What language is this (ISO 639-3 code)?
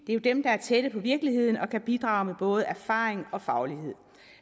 dan